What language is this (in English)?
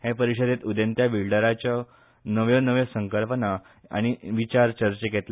Konkani